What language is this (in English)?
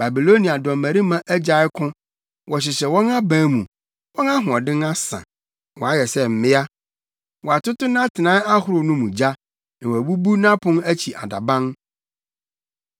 Akan